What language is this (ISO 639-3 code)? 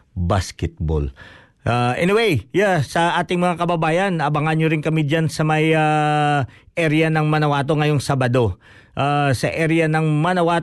fil